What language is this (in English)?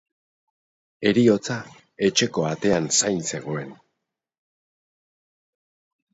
Basque